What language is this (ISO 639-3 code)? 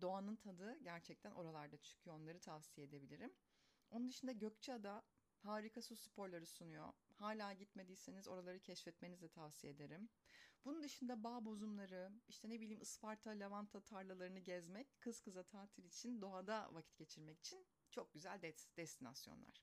tur